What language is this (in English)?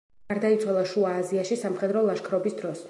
Georgian